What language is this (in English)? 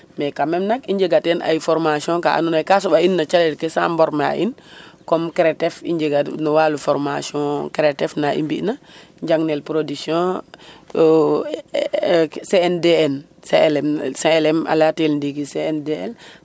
Serer